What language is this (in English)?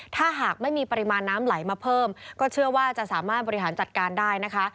Thai